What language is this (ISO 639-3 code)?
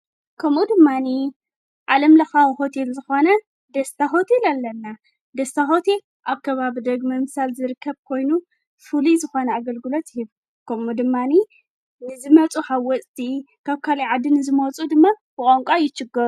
tir